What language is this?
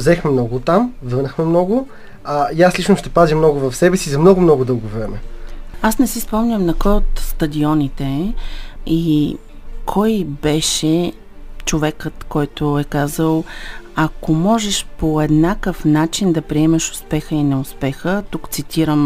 Bulgarian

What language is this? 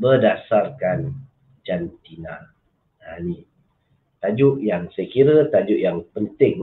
Malay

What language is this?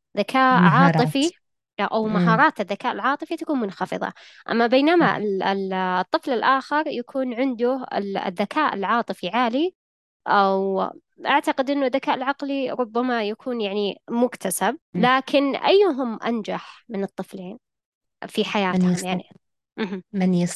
Arabic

